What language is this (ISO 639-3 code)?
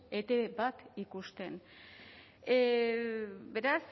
eus